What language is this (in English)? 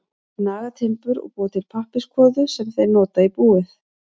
Icelandic